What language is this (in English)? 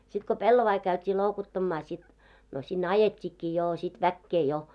Finnish